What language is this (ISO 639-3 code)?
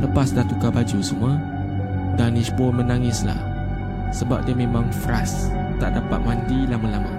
msa